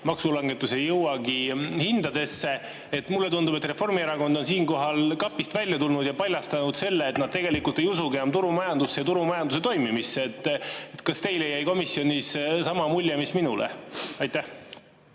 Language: Estonian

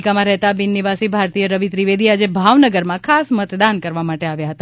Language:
Gujarati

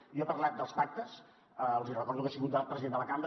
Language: Catalan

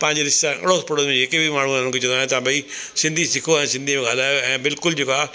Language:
Sindhi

